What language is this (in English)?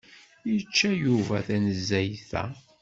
Kabyle